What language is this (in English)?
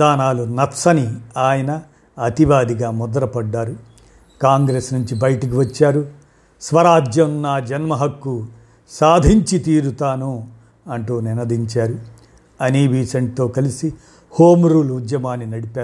Telugu